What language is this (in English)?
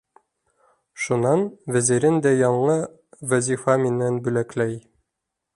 Bashkir